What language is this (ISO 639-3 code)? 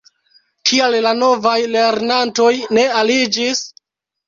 epo